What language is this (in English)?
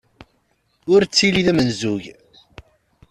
Kabyle